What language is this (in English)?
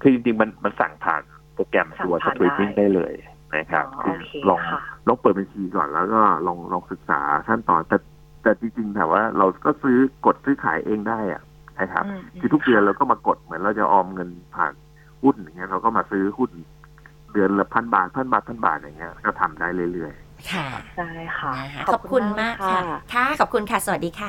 Thai